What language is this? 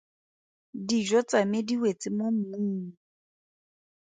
Tswana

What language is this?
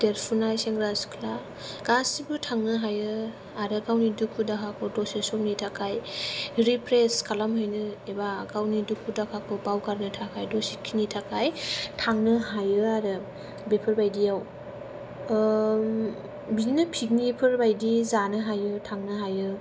Bodo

